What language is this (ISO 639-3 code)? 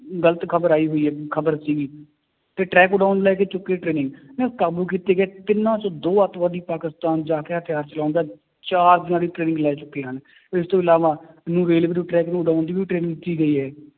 pan